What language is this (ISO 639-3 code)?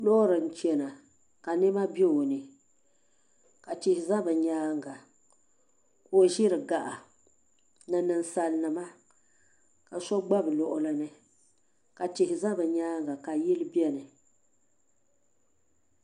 dag